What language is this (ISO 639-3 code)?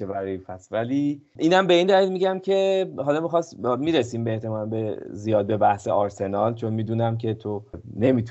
fas